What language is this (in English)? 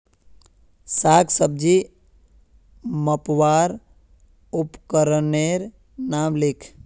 Magahi